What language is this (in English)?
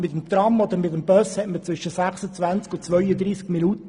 Swiss German